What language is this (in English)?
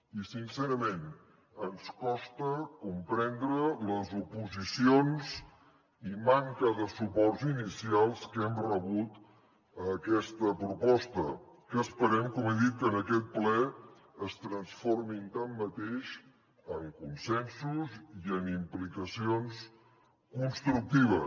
Catalan